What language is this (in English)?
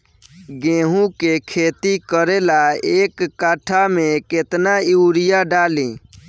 Bhojpuri